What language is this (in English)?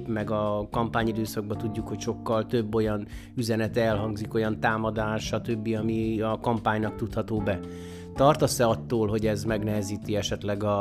Hungarian